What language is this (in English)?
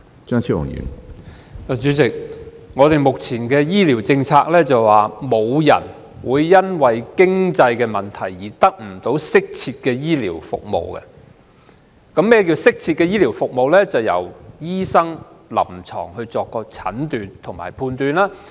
Cantonese